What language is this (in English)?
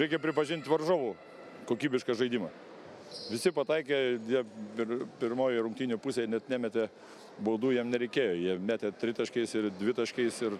Lithuanian